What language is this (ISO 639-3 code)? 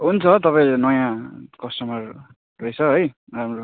nep